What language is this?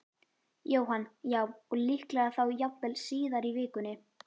Icelandic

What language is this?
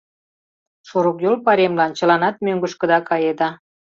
Mari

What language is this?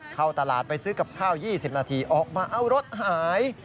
Thai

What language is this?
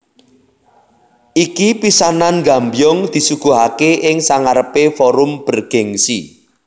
Javanese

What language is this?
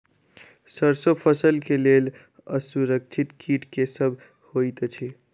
Maithili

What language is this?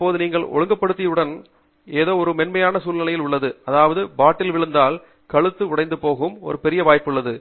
Tamil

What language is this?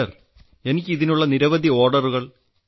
Malayalam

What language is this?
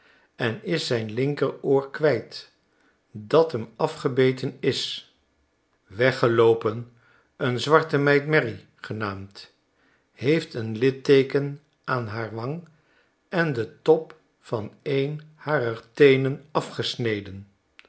Dutch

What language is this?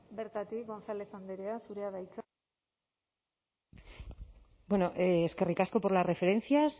Basque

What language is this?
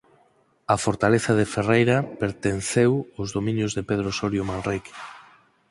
Galician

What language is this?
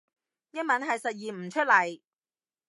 Cantonese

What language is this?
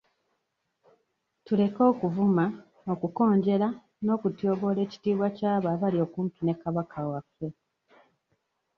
Ganda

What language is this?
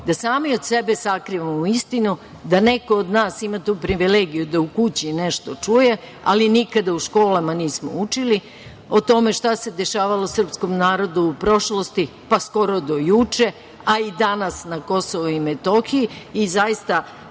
Serbian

